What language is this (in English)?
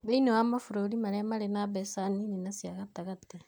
Kikuyu